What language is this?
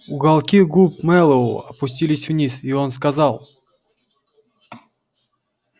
Russian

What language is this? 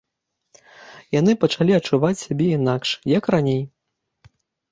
Belarusian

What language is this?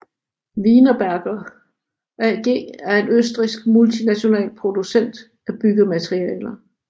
Danish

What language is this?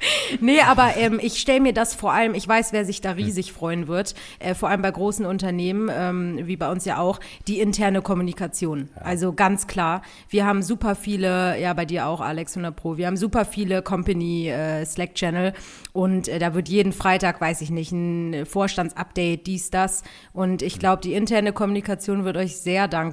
German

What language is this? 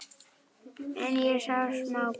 Icelandic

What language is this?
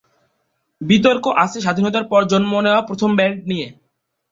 Bangla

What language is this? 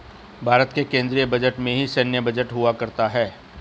Hindi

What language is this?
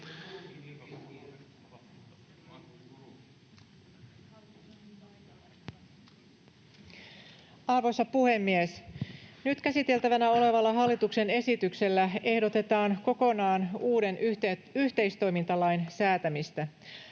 Finnish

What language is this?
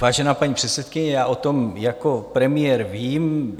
Czech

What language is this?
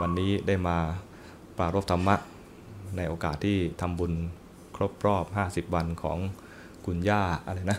Thai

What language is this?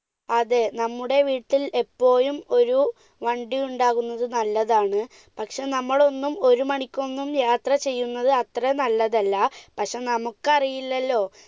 Malayalam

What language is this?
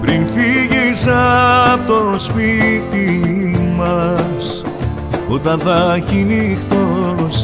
Greek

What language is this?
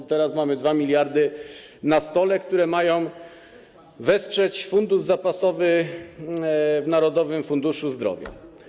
Polish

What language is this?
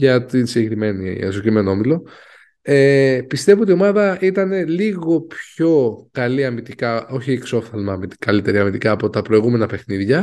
Greek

